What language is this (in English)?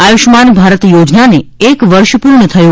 Gujarati